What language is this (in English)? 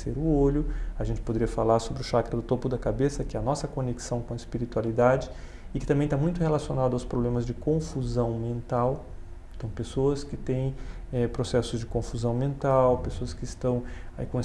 Portuguese